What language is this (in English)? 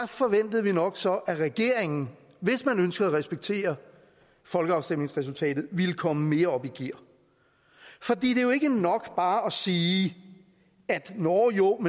Danish